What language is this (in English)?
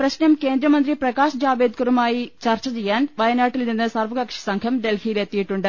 Malayalam